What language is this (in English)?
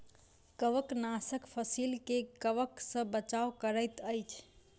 Maithili